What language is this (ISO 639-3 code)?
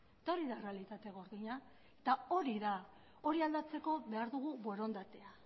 eus